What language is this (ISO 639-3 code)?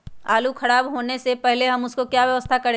mag